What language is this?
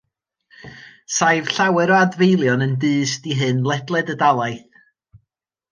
Welsh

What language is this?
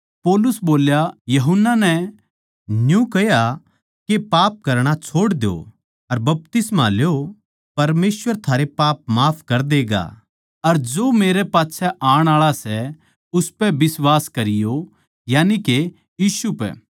Haryanvi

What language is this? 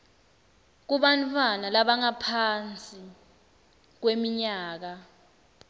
Swati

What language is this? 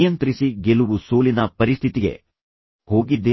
Kannada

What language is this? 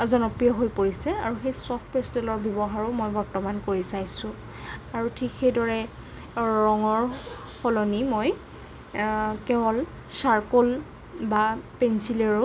Assamese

